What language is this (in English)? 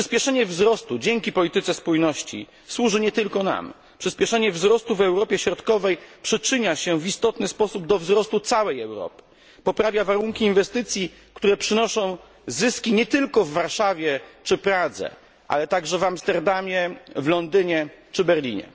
Polish